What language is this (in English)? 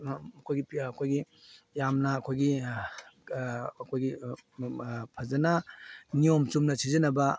Manipuri